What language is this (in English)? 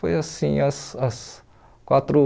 Portuguese